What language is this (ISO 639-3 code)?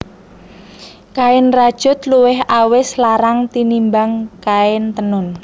jav